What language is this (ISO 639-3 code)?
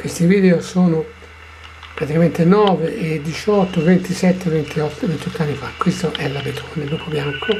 ita